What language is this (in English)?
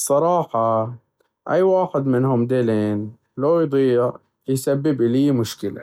Baharna Arabic